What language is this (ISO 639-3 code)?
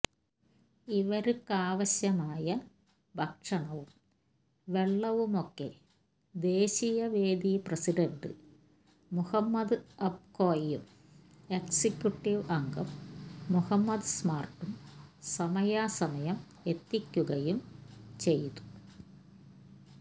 mal